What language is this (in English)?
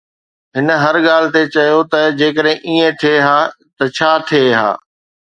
Sindhi